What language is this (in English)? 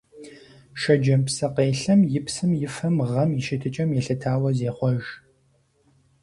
Kabardian